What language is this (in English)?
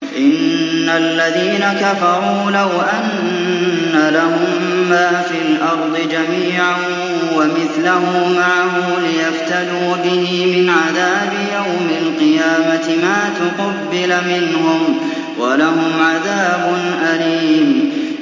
Arabic